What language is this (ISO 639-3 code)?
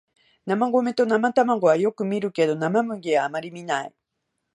jpn